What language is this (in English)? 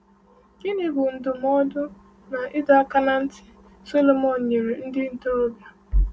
Igbo